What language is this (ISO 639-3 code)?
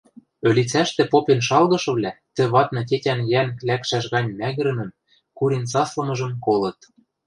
mrj